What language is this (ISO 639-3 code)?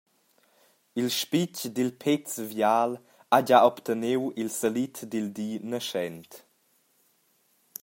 roh